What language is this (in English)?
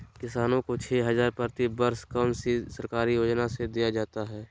Magahi